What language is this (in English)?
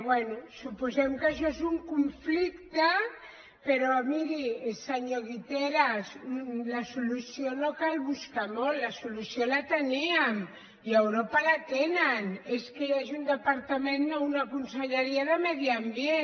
Catalan